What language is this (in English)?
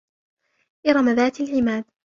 Arabic